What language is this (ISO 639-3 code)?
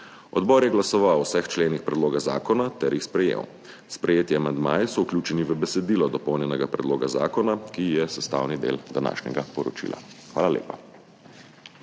slv